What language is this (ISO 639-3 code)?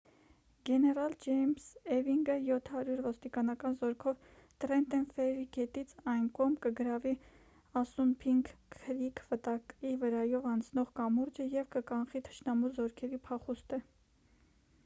hye